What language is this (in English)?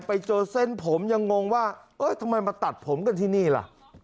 Thai